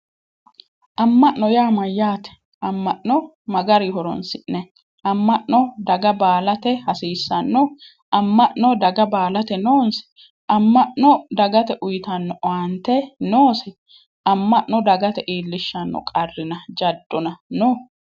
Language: Sidamo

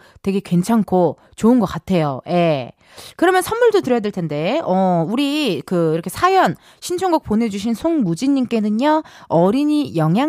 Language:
Korean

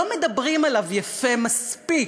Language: Hebrew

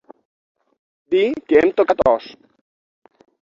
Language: Catalan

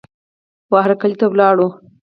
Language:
Pashto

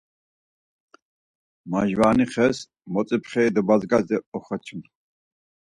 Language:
Laz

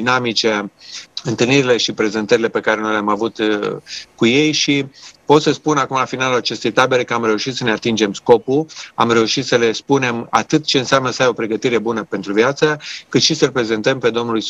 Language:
Romanian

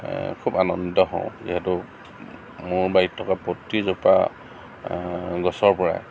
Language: Assamese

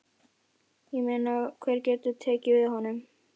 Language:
Icelandic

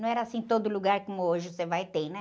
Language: Portuguese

